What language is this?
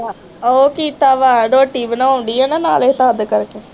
Punjabi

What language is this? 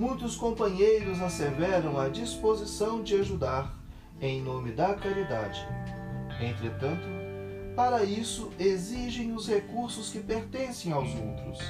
Portuguese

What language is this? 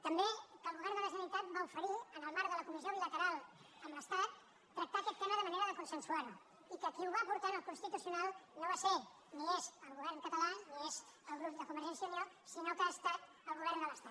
Catalan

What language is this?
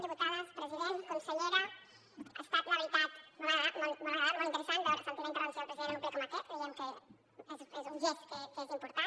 Catalan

